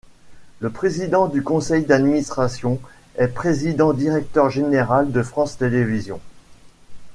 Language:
French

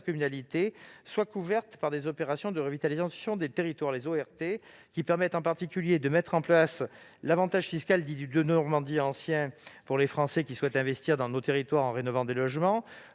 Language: French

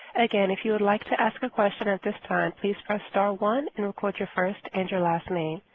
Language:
English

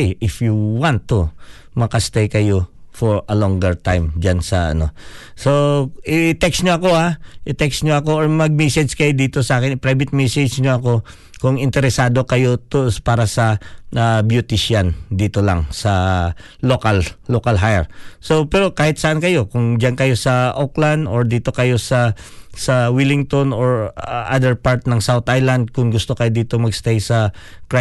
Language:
Filipino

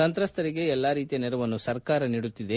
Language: Kannada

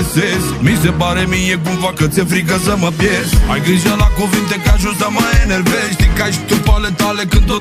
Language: Romanian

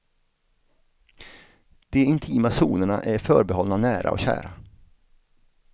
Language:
Swedish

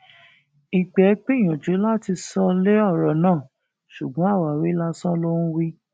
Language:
Yoruba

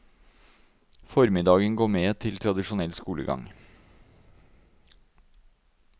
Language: Norwegian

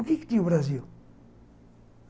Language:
Portuguese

